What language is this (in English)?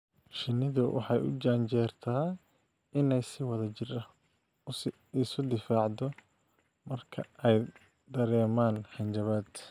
Somali